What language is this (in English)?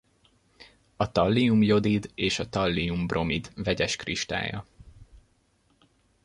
Hungarian